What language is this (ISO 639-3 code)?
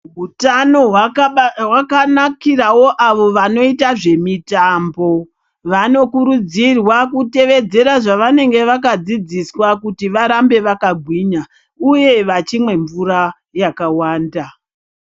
ndc